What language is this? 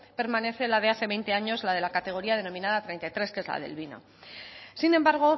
Spanish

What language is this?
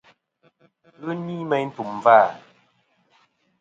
Kom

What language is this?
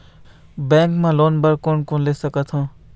Chhattisgarhi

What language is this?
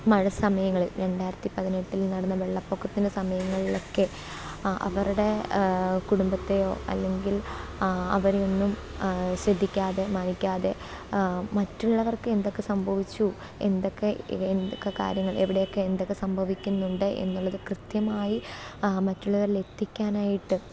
Malayalam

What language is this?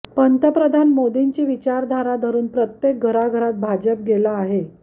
Marathi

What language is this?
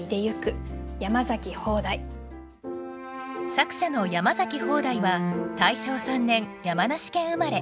Japanese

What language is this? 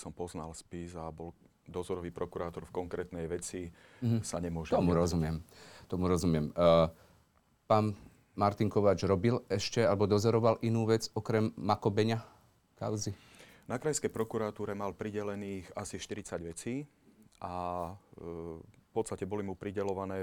Slovak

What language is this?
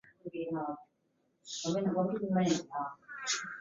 Chinese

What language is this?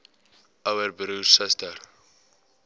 Afrikaans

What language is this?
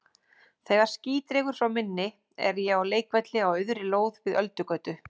Icelandic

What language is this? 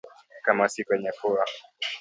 Swahili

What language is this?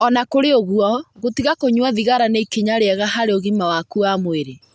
Kikuyu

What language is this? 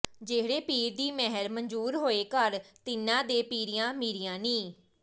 Punjabi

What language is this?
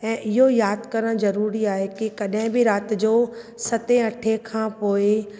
Sindhi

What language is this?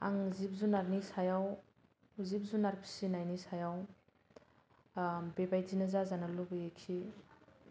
Bodo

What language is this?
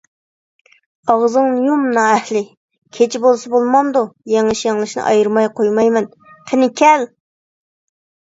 Uyghur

